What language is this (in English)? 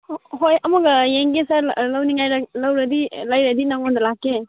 Manipuri